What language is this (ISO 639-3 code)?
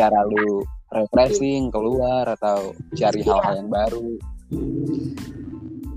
ind